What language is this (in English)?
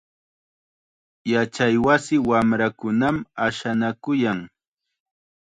Chiquián Ancash Quechua